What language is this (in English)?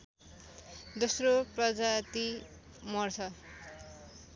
Nepali